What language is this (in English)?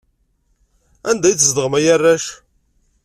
Kabyle